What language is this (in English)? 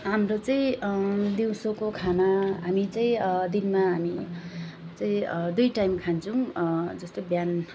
Nepali